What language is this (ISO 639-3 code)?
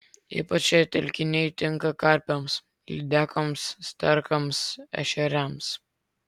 lit